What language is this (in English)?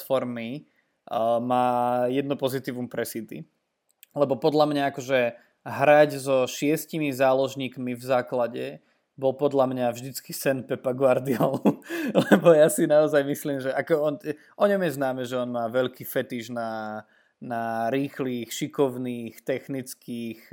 Slovak